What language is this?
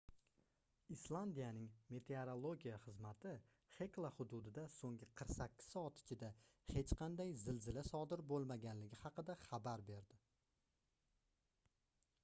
Uzbek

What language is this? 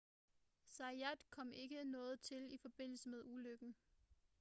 Danish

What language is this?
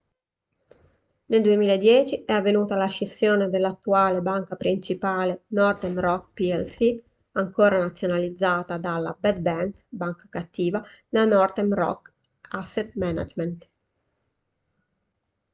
Italian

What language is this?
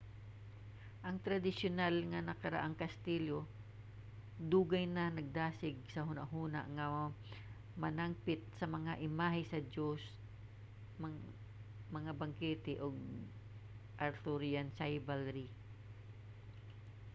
Cebuano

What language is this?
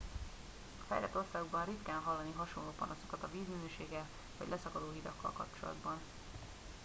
Hungarian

